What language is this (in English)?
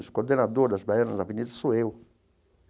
Portuguese